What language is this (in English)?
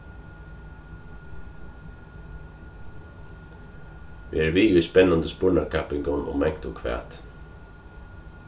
Faroese